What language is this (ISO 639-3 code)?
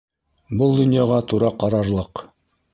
bak